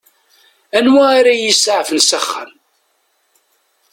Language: Kabyle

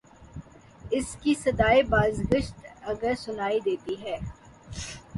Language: Urdu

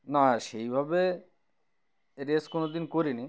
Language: Bangla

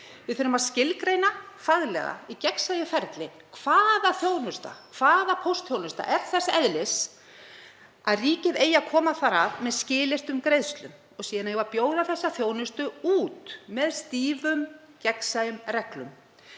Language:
Icelandic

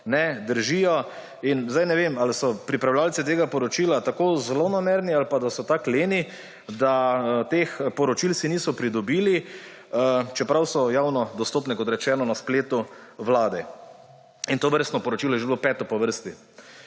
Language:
Slovenian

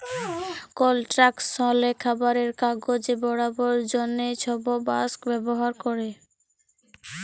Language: Bangla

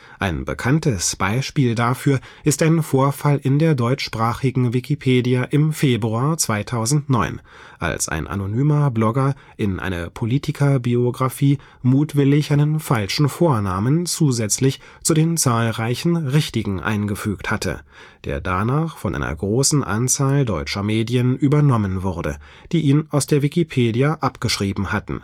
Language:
German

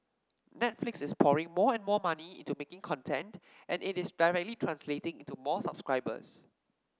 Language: English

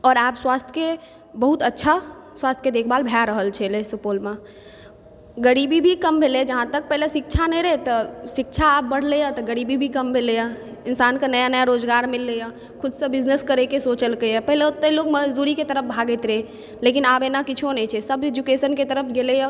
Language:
Maithili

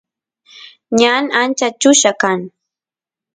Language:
Santiago del Estero Quichua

